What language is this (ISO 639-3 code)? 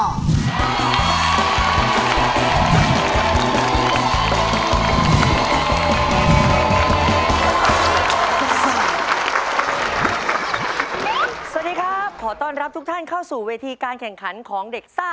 tha